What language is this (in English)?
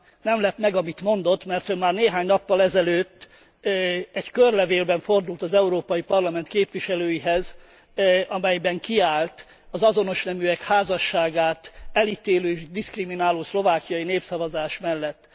Hungarian